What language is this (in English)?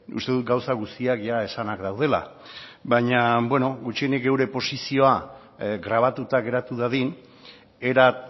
Basque